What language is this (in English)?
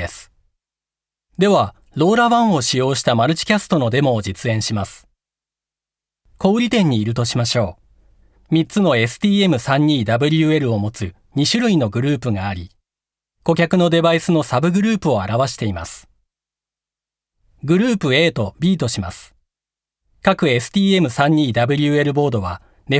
Japanese